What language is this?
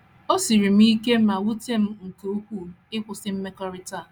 Igbo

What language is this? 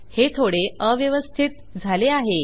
Marathi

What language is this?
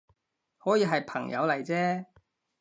Cantonese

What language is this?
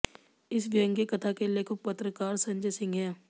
Hindi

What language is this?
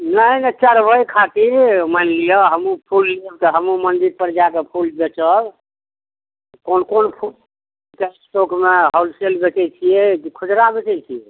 Maithili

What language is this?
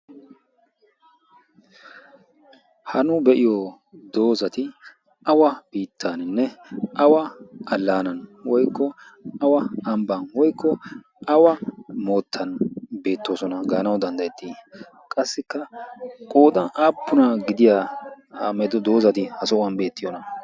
Wolaytta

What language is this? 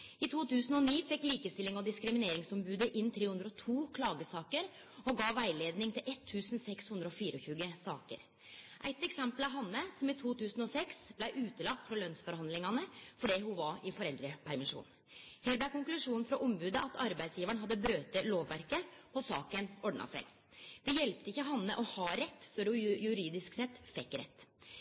Norwegian Nynorsk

